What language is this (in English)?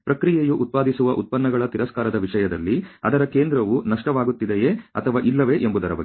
Kannada